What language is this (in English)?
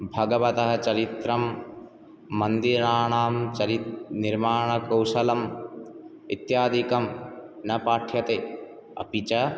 Sanskrit